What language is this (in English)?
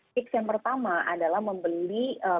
Indonesian